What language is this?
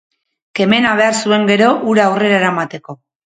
Basque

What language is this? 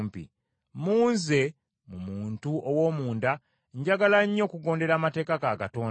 Ganda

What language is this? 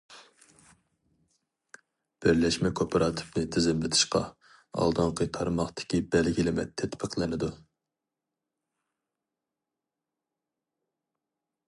Uyghur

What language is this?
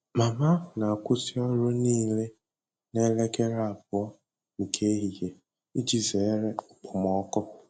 Igbo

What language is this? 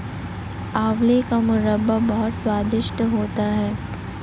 Hindi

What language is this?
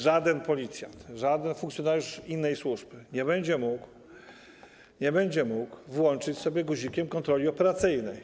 Polish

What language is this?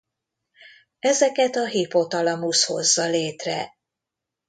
Hungarian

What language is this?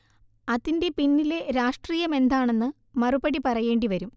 Malayalam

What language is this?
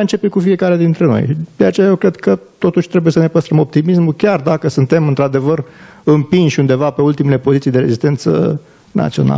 Romanian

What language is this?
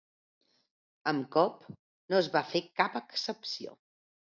Catalan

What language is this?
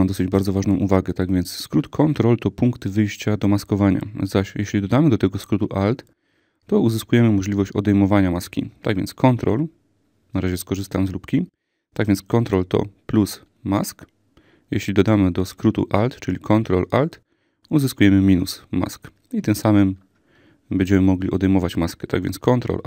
Polish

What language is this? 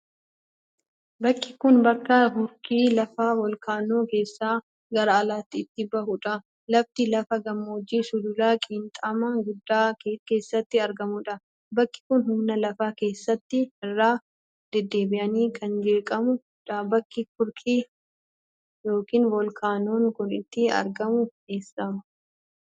Oromo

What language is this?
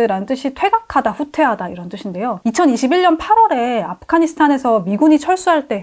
Korean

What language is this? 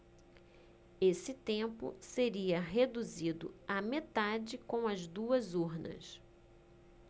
Portuguese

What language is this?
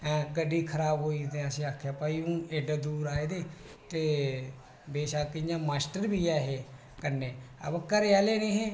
Dogri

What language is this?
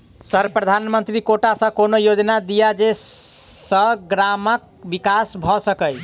Maithili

